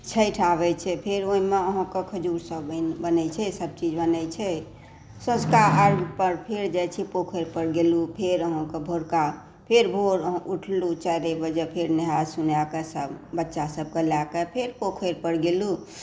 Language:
Maithili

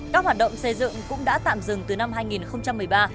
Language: Vietnamese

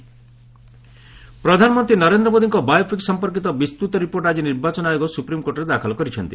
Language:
Odia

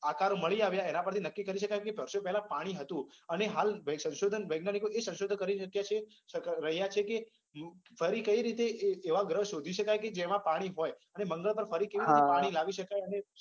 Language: Gujarati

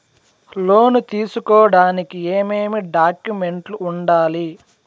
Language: Telugu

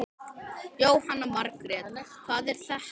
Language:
Icelandic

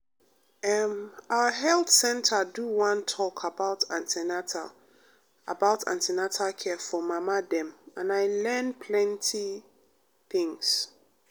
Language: Nigerian Pidgin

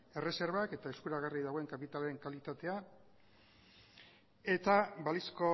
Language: Basque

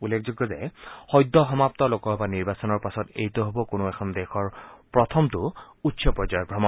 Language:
Assamese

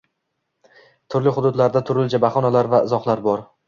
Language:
Uzbek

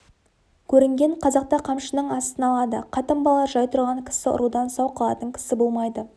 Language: Kazakh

